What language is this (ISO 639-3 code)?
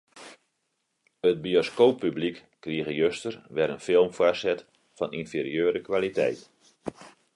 fry